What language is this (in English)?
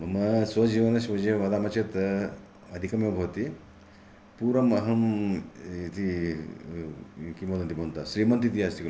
Sanskrit